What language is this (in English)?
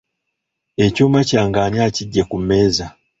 Ganda